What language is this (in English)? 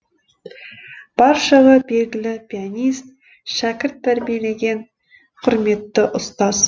Kazakh